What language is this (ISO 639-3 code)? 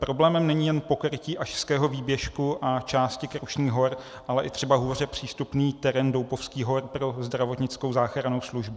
ces